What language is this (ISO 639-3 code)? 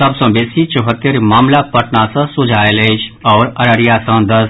mai